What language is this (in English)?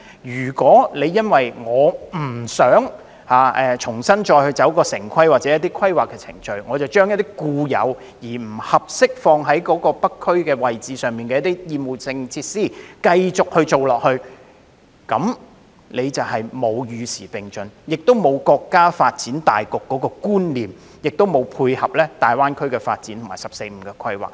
Cantonese